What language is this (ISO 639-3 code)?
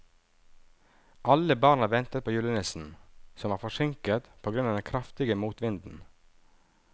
nor